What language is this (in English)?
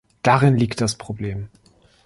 German